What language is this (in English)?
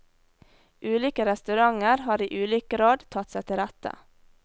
Norwegian